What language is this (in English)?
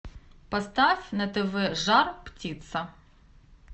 Russian